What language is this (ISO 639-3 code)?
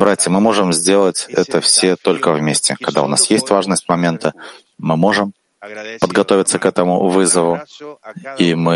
rus